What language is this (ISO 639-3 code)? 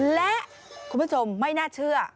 tha